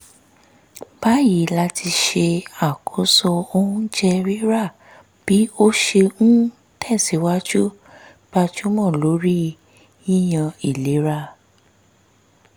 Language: Yoruba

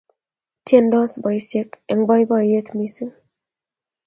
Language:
Kalenjin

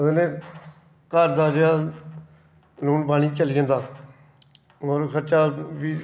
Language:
Dogri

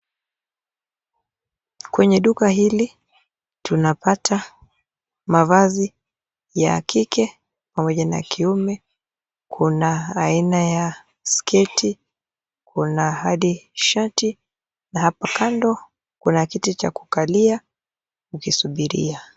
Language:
Swahili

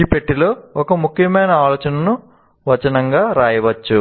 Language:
Telugu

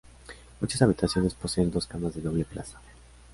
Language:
Spanish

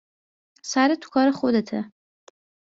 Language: Persian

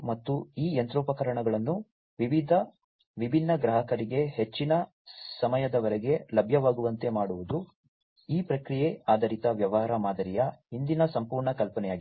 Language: Kannada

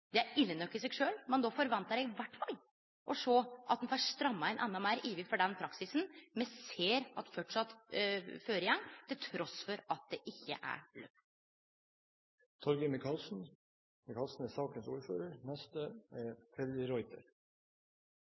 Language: Norwegian Nynorsk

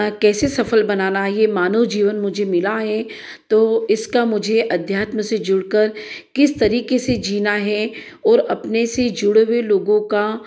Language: Hindi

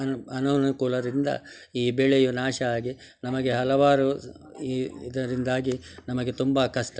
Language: Kannada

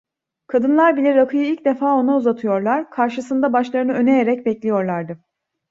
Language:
Turkish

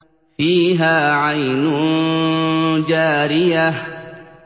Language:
Arabic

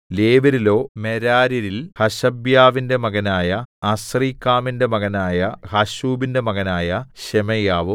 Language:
Malayalam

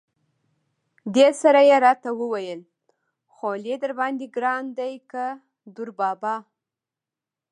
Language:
Pashto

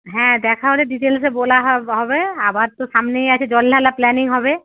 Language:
Bangla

